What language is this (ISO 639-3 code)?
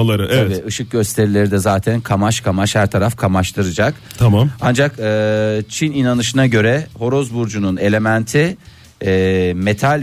tur